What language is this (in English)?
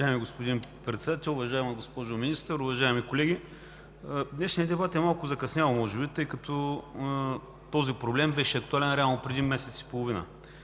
Bulgarian